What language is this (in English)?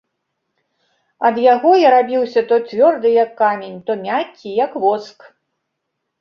Belarusian